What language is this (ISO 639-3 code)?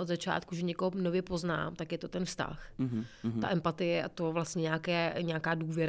ces